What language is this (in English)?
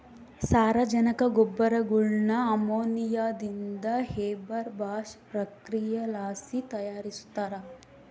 Kannada